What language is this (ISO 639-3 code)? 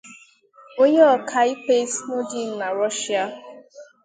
ibo